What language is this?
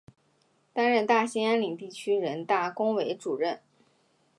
Chinese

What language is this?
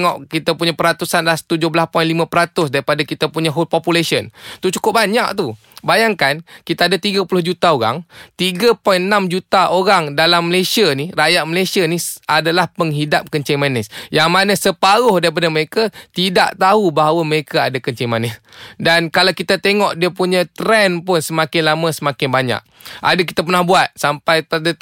Malay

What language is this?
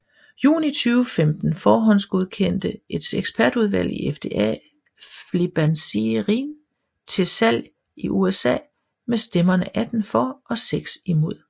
Danish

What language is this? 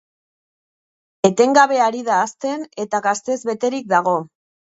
Basque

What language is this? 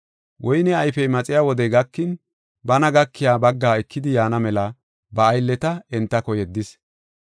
Gofa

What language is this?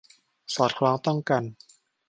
Thai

